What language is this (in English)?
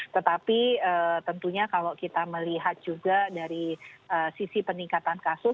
Indonesian